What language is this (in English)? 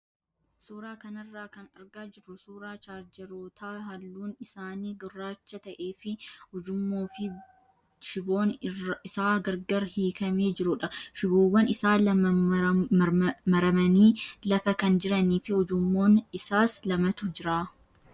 Oromo